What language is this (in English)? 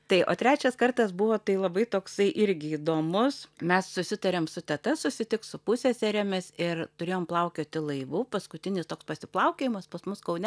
Lithuanian